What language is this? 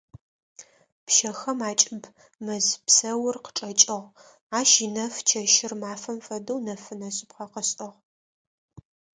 Adyghe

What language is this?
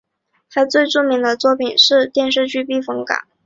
Chinese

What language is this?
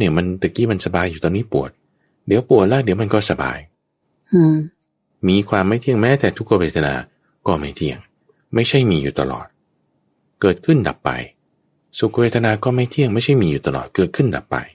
Thai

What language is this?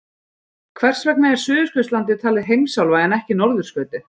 Icelandic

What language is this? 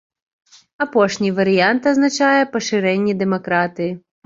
Belarusian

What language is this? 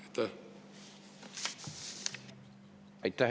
Estonian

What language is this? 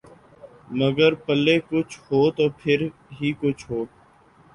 Urdu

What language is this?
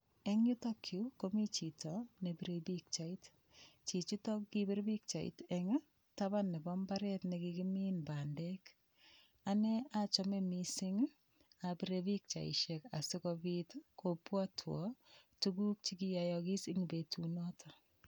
Kalenjin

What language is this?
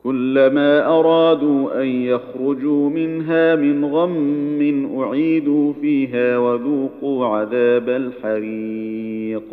Arabic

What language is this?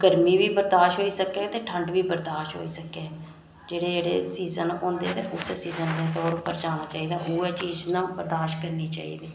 Dogri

